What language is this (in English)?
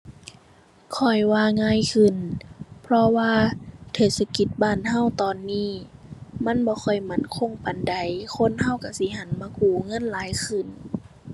Thai